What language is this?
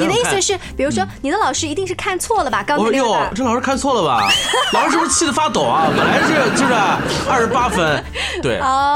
Chinese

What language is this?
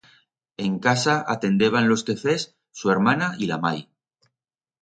Aragonese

